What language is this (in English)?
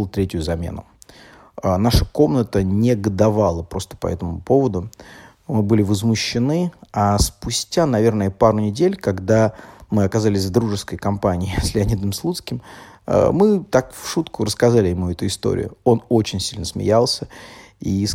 Russian